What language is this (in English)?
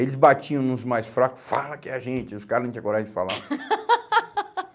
Portuguese